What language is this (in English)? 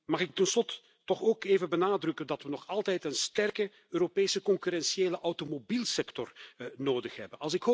Dutch